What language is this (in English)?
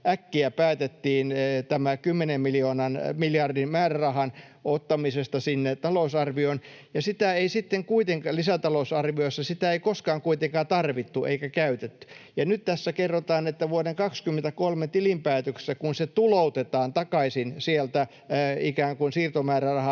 Finnish